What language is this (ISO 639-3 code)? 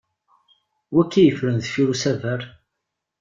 kab